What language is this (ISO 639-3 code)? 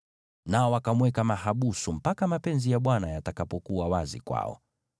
swa